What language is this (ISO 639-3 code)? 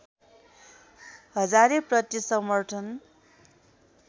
nep